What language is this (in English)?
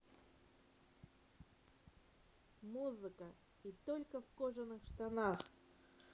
Russian